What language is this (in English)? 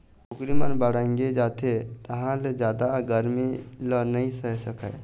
Chhattisgarhi